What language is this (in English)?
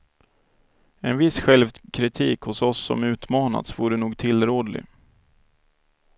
Swedish